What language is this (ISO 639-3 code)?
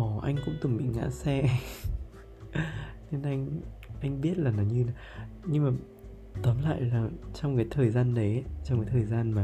vie